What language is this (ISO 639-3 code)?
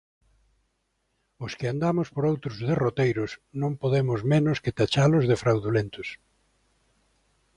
glg